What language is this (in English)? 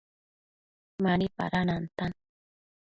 Matsés